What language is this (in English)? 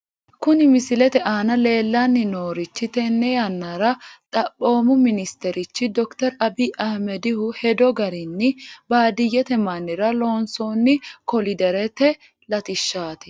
Sidamo